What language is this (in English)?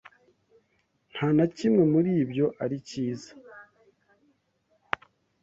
Kinyarwanda